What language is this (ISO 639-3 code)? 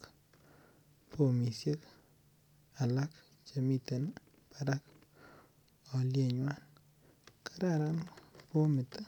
kln